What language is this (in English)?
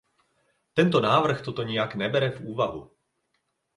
Czech